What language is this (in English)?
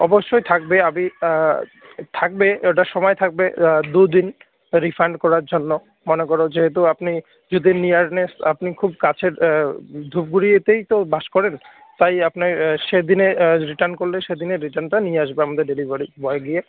Bangla